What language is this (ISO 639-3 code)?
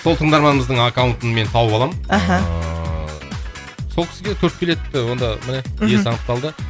kaz